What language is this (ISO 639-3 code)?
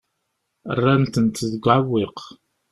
kab